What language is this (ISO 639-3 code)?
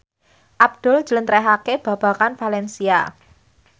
jav